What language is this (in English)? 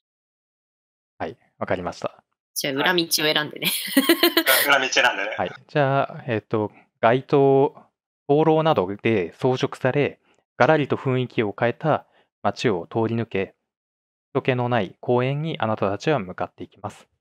Japanese